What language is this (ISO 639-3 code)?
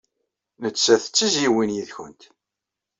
kab